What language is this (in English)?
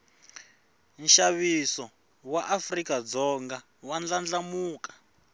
Tsonga